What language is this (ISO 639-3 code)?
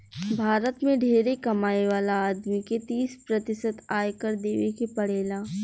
bho